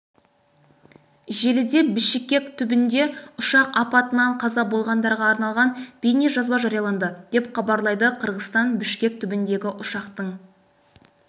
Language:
Kazakh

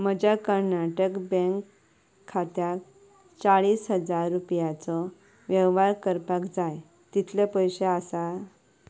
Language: Konkani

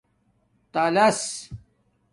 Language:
Domaaki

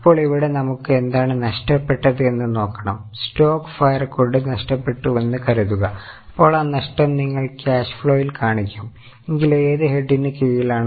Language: Malayalam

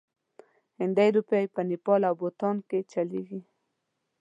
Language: Pashto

